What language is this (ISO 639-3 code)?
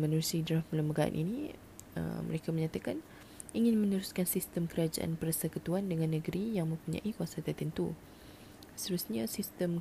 msa